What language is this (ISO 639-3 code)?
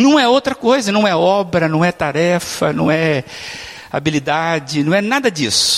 por